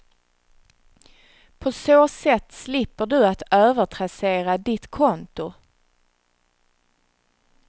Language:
Swedish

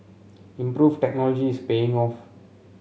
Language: English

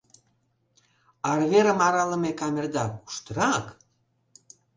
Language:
Mari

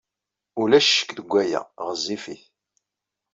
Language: Kabyle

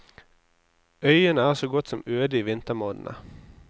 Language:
Norwegian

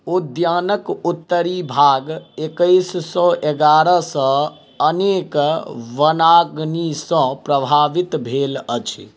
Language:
Maithili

